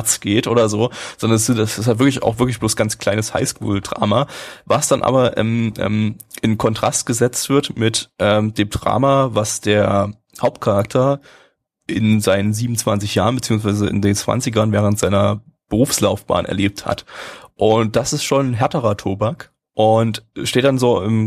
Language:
German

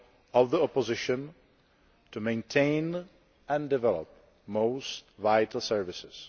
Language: English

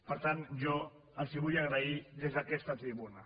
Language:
Catalan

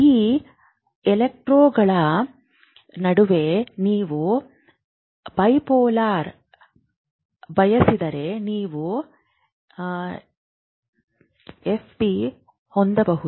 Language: Kannada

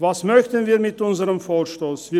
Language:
Swiss German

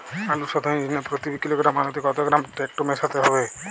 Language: Bangla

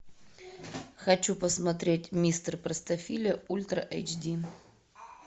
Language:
Russian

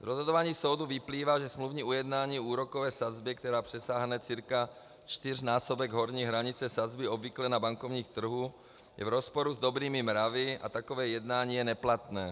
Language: Czech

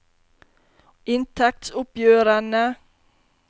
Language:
Norwegian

